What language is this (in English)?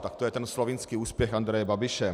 Czech